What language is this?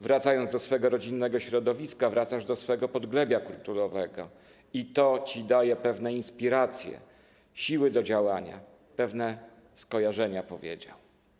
Polish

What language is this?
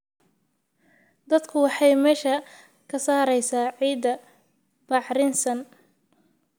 Somali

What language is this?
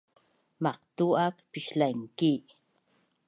Bunun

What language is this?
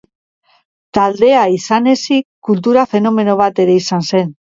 Basque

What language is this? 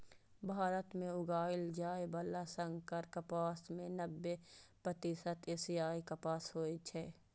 Maithili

